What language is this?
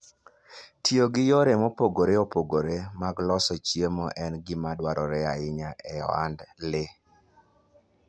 Luo (Kenya and Tanzania)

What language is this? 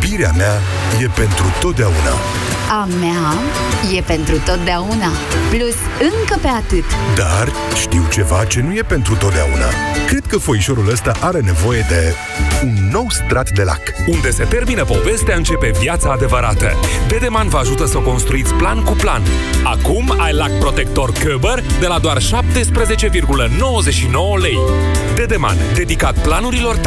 Romanian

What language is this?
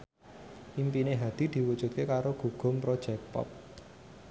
Javanese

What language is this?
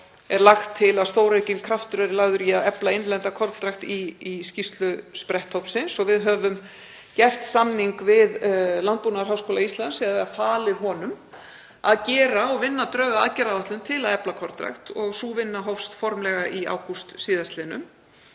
Icelandic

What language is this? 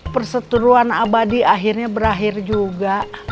Indonesian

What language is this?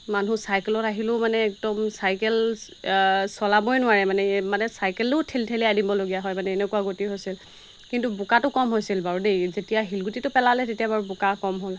Assamese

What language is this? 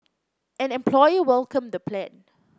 English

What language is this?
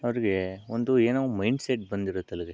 Kannada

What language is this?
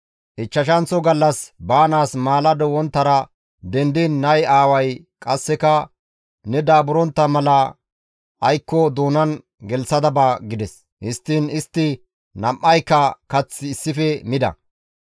Gamo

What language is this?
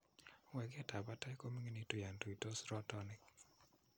Kalenjin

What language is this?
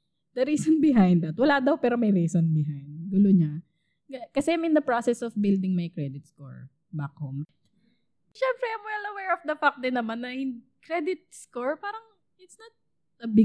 Filipino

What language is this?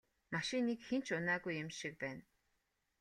Mongolian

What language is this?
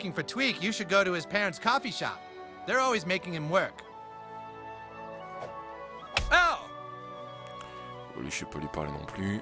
French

